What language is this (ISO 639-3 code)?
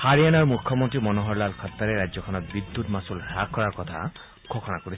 asm